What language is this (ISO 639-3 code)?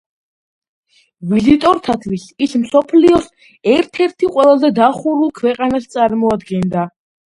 kat